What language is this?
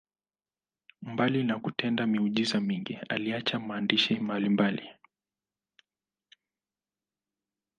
Swahili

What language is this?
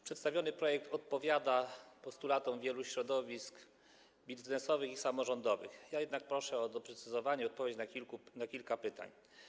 Polish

